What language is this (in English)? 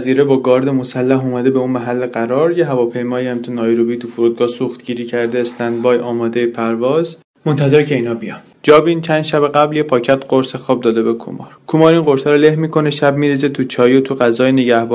Persian